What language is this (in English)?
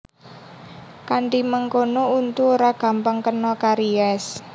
Javanese